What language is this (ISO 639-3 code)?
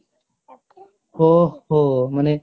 ori